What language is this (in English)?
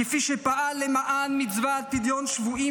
Hebrew